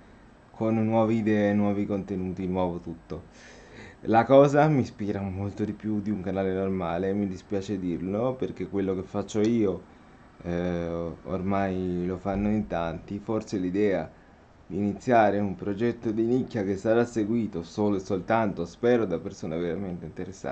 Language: Italian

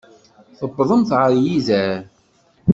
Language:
Kabyle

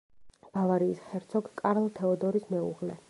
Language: Georgian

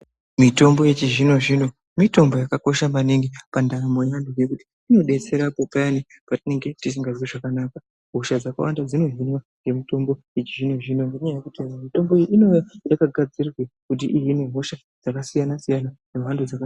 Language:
Ndau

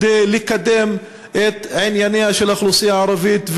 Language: Hebrew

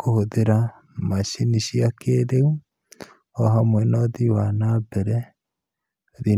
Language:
Kikuyu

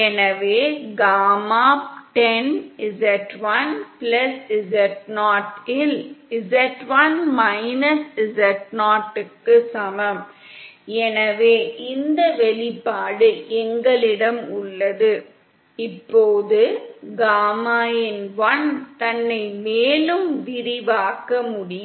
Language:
Tamil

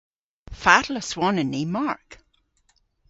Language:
Cornish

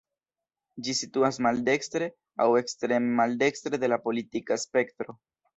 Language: Esperanto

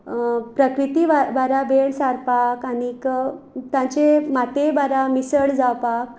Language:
Konkani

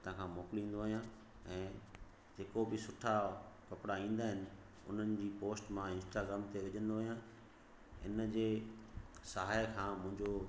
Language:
Sindhi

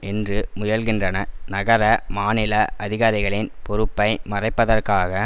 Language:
Tamil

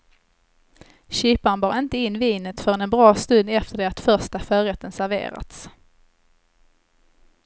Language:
Swedish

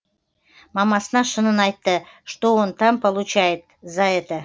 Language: Kazakh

